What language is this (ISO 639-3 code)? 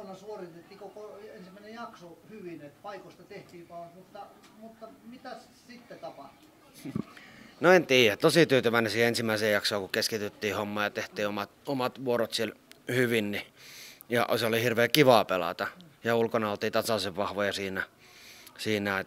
fin